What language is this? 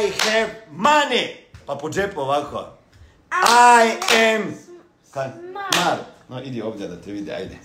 Croatian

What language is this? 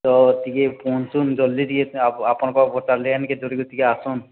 Odia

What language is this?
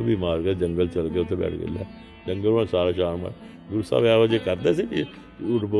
Punjabi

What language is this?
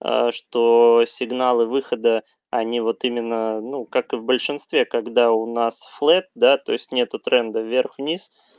Russian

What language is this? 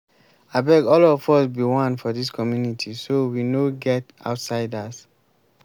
Nigerian Pidgin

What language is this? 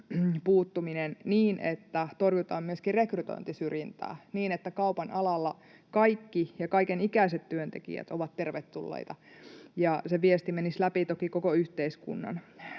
Finnish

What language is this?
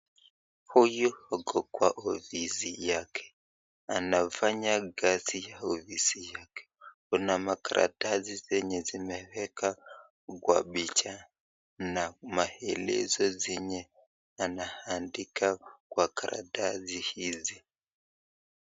Swahili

